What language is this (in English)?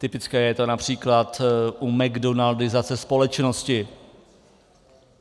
Czech